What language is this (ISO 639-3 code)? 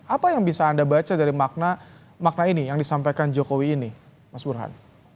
ind